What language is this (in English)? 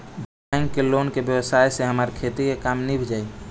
Bhojpuri